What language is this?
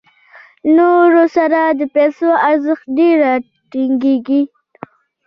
Pashto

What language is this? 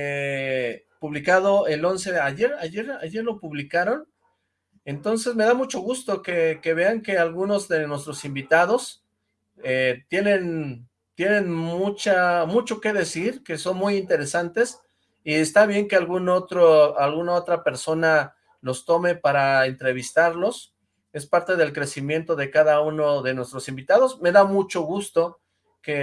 Spanish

